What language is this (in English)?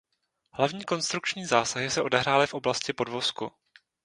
Czech